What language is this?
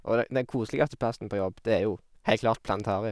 Norwegian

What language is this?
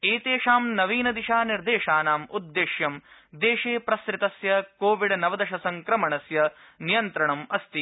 Sanskrit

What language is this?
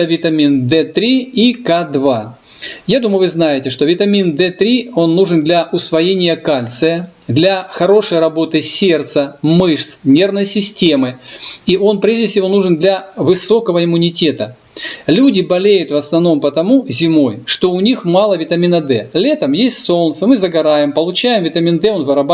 Russian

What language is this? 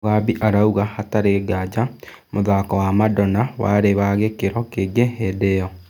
Kikuyu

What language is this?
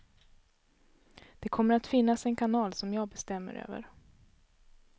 Swedish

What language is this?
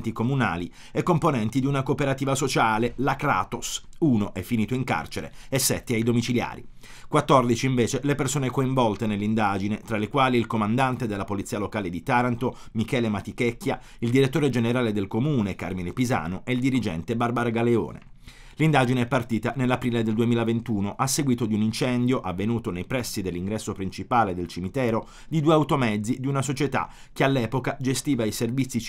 Italian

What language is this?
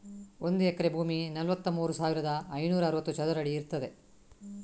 Kannada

